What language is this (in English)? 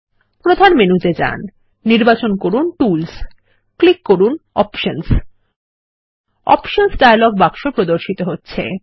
Bangla